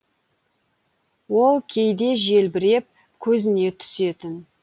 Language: Kazakh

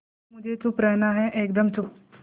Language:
Hindi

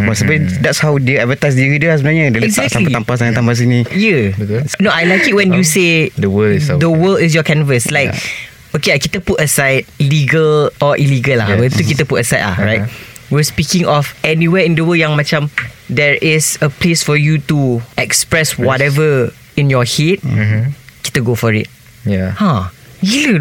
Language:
Malay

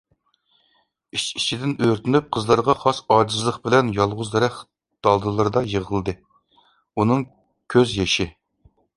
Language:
Uyghur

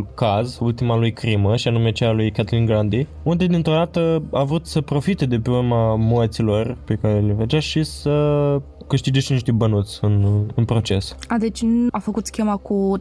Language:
Romanian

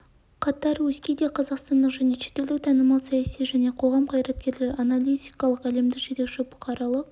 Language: Kazakh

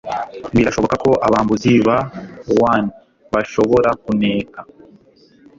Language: Kinyarwanda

